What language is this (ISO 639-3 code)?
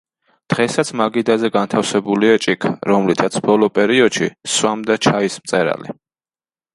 kat